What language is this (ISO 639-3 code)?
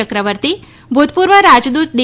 guj